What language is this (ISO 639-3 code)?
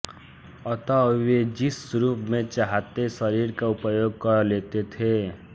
hin